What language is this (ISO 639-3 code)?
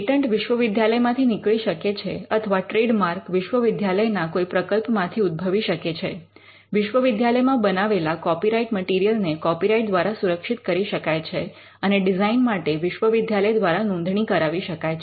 guj